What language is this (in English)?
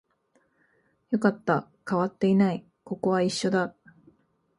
Japanese